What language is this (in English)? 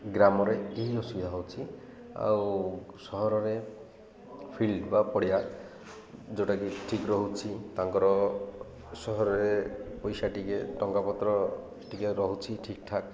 Odia